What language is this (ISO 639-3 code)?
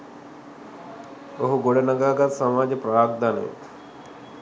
sin